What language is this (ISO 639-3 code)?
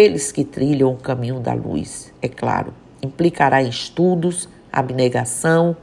por